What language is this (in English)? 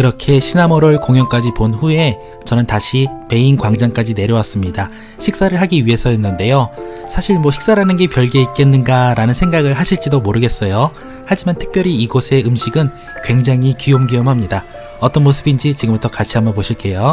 Korean